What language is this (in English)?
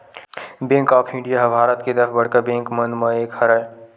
Chhattisgarhi